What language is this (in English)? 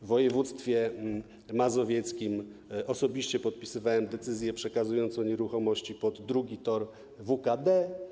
Polish